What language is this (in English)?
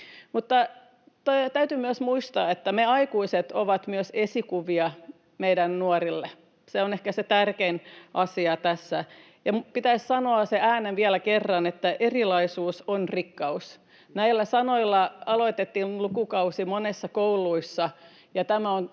Finnish